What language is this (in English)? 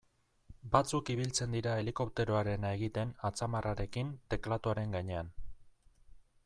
Basque